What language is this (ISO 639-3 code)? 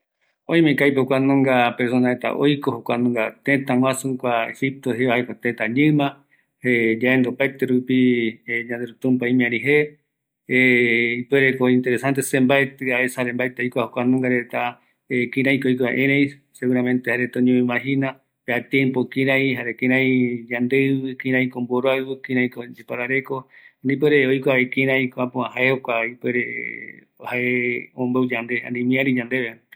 gui